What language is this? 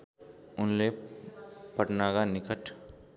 Nepali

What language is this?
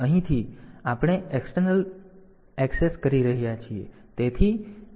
Gujarati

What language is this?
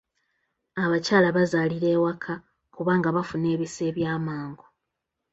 Ganda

